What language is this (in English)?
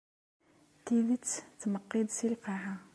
Kabyle